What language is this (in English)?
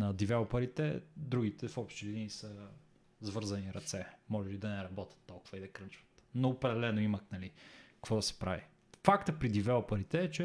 Bulgarian